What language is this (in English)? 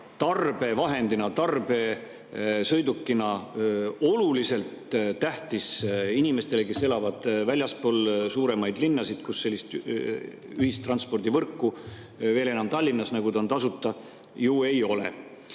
Estonian